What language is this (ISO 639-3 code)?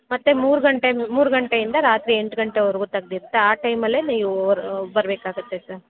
kan